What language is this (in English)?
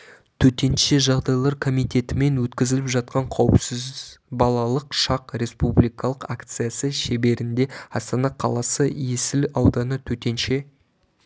Kazakh